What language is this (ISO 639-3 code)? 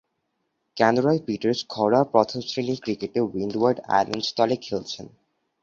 ben